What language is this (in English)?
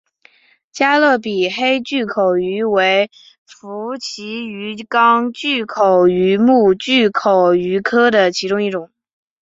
Chinese